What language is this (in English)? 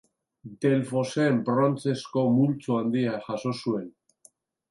Basque